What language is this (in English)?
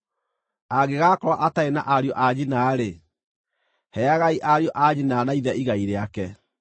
Kikuyu